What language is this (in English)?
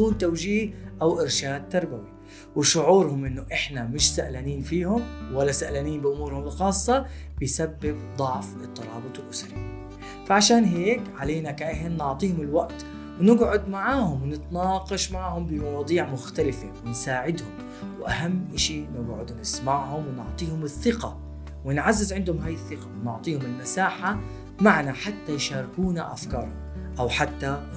Arabic